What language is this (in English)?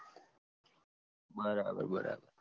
Gujarati